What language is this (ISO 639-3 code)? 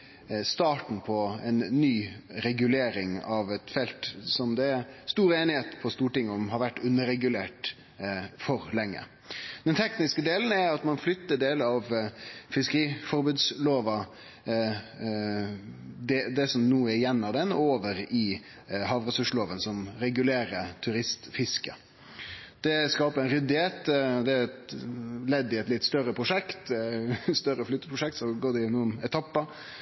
nno